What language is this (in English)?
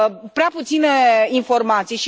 Romanian